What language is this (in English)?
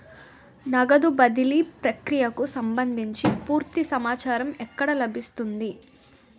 Telugu